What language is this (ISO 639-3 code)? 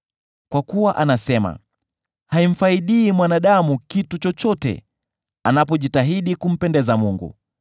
swa